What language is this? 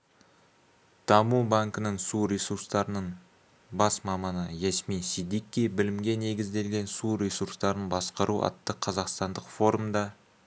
Kazakh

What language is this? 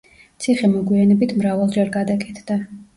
Georgian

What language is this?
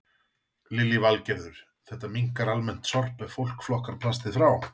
Icelandic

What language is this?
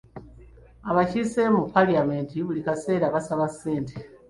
Ganda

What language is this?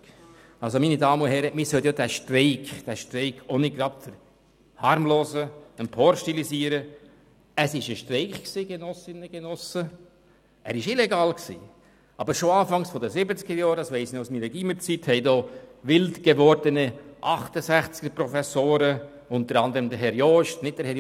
Swiss German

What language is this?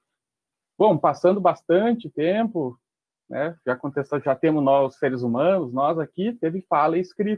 Portuguese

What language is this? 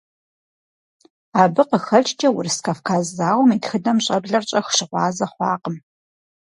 Kabardian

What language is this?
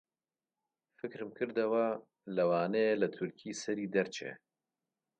Central Kurdish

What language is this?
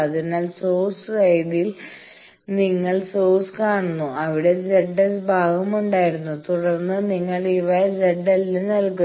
Malayalam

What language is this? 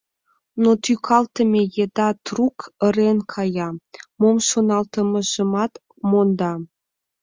Mari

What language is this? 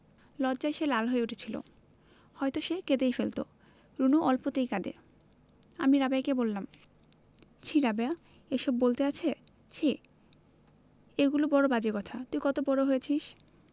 Bangla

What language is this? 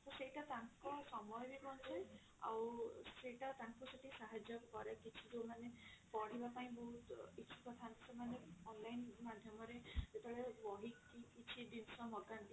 Odia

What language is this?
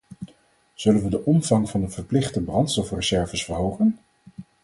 Dutch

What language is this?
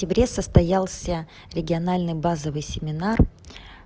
Russian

